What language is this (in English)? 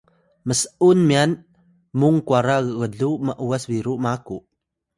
Atayal